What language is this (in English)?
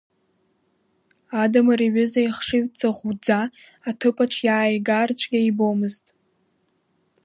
Abkhazian